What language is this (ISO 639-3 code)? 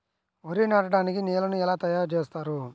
tel